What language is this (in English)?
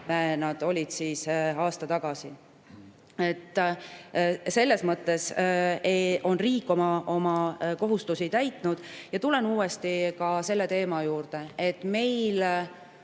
Estonian